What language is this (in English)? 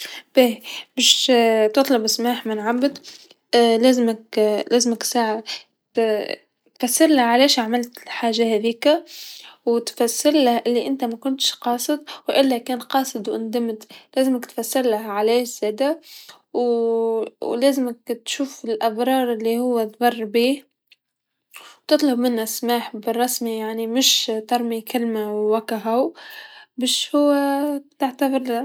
Tunisian Arabic